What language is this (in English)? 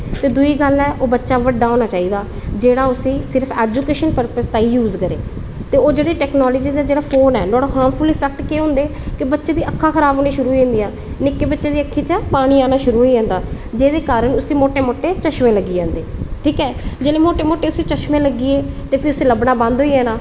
Dogri